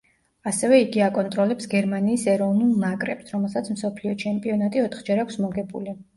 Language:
Georgian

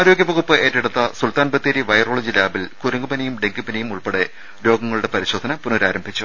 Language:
Malayalam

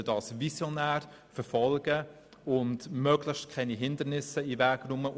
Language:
Swiss German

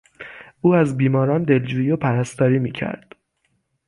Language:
Persian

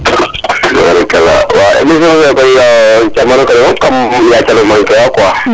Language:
Serer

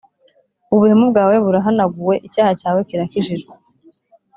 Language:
Kinyarwanda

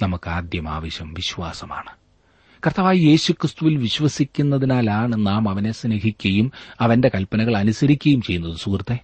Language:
Malayalam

